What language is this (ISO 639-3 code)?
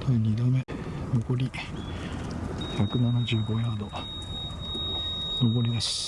jpn